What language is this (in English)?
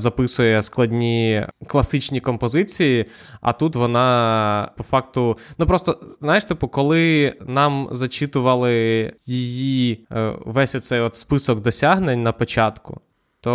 Ukrainian